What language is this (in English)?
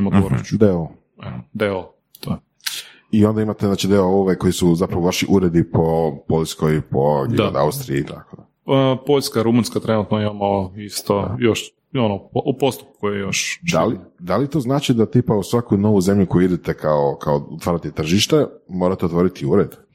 Croatian